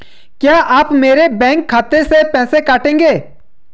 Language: Hindi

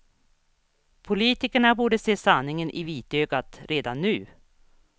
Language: Swedish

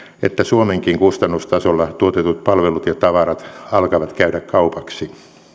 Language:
Finnish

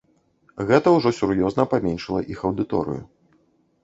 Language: Belarusian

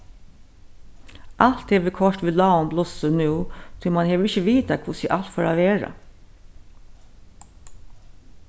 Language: Faroese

